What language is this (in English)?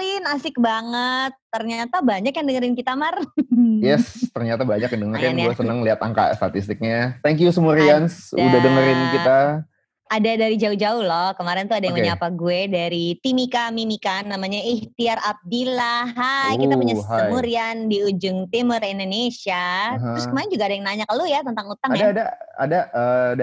Indonesian